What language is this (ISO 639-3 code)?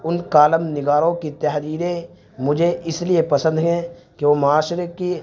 urd